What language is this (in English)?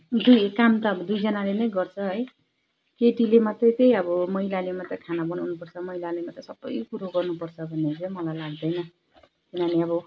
Nepali